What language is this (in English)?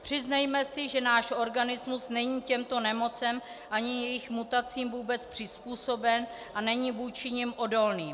Czech